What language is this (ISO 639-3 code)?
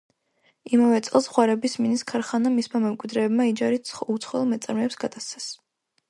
kat